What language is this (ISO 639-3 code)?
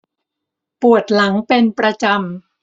tha